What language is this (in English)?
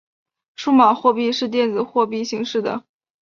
Chinese